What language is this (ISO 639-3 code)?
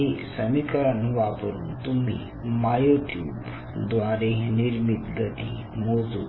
mar